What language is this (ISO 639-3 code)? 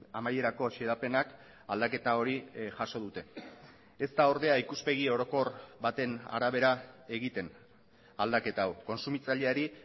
eus